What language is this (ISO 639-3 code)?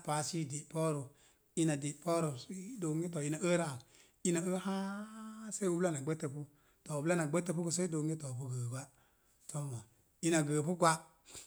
ver